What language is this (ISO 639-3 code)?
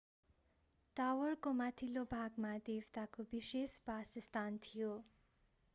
nep